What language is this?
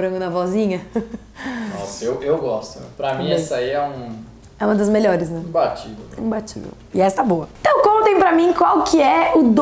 Portuguese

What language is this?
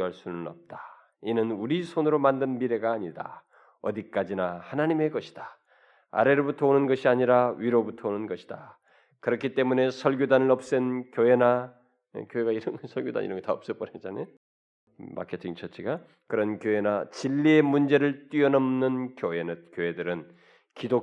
Korean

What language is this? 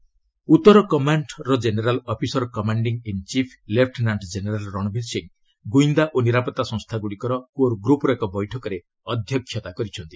Odia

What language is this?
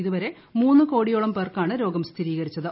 Malayalam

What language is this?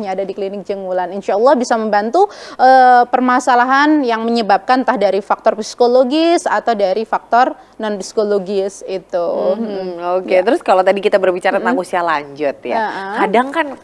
Indonesian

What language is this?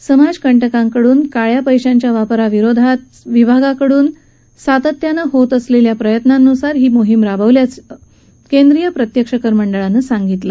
Marathi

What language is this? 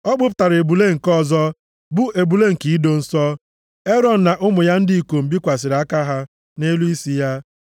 Igbo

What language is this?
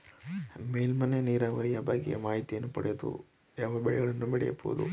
Kannada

